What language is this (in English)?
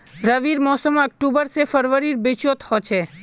Magahi